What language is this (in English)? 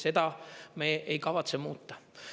Estonian